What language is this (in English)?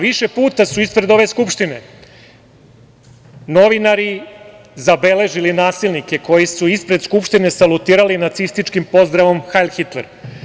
Serbian